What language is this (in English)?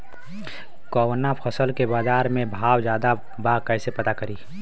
Bhojpuri